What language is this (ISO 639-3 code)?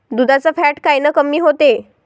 mar